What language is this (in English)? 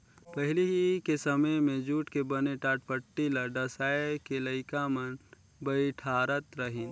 Chhattisgarhi